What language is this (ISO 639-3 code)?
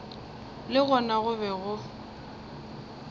nso